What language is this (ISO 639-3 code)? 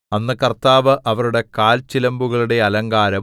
mal